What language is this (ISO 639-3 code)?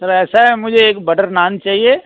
hin